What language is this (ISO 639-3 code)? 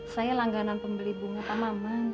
ind